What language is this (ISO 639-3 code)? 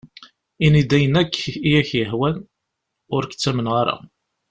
kab